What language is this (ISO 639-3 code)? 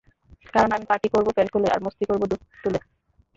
ben